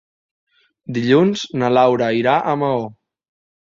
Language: Catalan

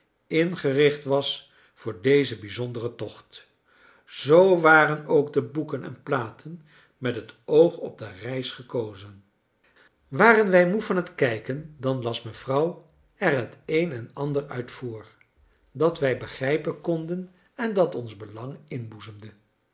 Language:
Dutch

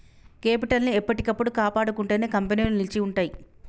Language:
Telugu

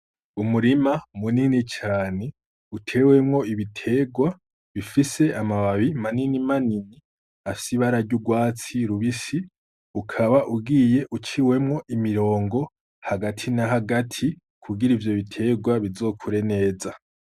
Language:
Rundi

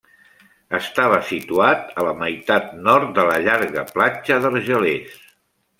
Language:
Catalan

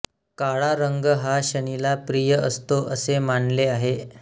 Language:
Marathi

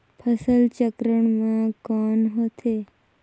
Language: Chhattisgarhi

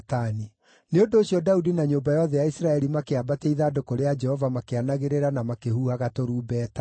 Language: Kikuyu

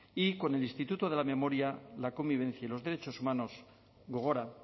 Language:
Spanish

